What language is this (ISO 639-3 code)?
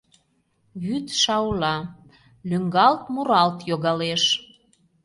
chm